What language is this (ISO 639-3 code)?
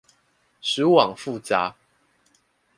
zho